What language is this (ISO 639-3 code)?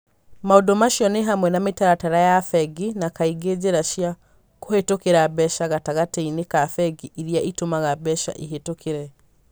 kik